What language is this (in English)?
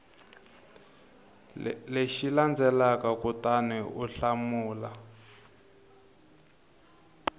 Tsonga